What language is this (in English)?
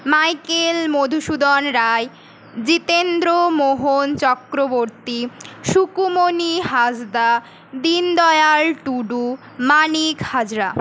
Bangla